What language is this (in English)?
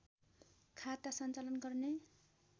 Nepali